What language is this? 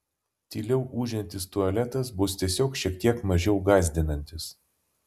Lithuanian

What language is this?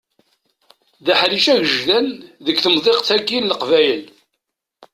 Kabyle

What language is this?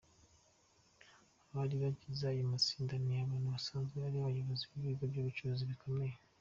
Kinyarwanda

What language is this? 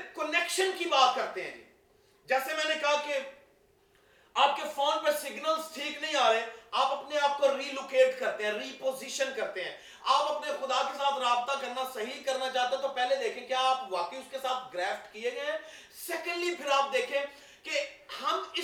Urdu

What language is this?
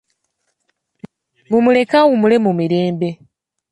Ganda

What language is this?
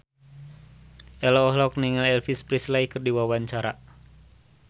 Sundanese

